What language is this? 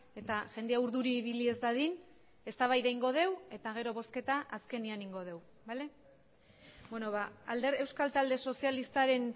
Basque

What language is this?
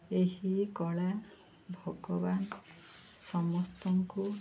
Odia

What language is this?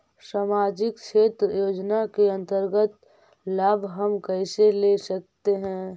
Magahi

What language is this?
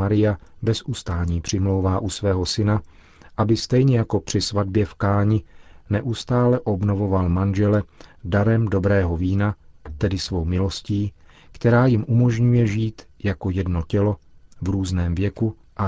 Czech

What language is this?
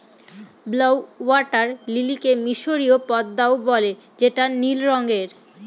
Bangla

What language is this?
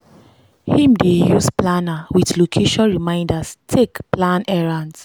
Nigerian Pidgin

